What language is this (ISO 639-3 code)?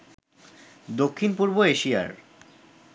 ben